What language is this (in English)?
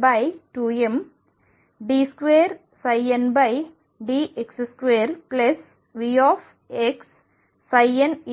Telugu